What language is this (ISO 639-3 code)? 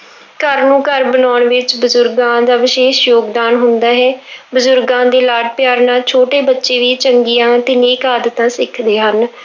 pan